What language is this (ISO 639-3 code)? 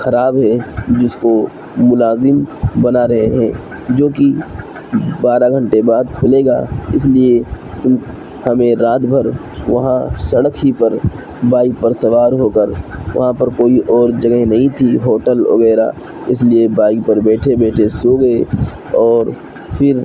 urd